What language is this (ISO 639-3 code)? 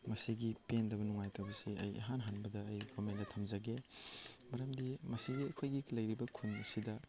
mni